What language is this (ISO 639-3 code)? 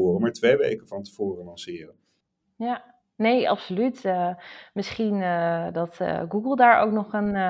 nld